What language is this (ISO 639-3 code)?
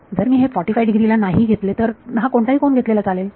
mar